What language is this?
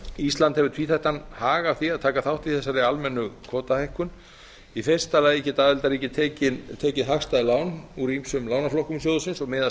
Icelandic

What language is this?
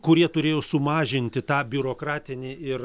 Lithuanian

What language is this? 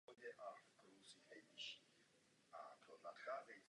Czech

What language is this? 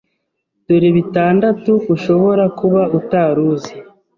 Kinyarwanda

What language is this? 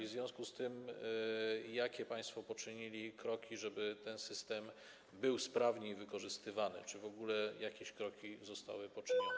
Polish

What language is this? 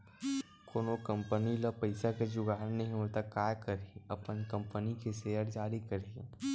Chhattisgarhi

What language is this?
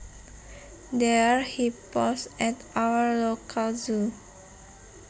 Javanese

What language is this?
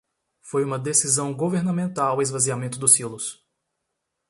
Portuguese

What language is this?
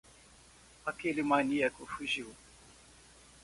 Portuguese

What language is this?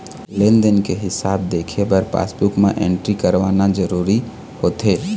Chhattisgarhi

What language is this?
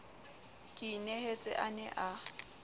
Southern Sotho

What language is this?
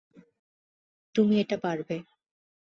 Bangla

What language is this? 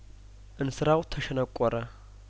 Amharic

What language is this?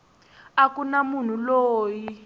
Tsonga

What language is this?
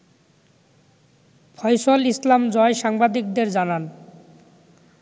Bangla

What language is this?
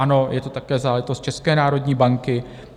Czech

